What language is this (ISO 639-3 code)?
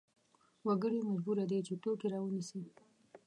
pus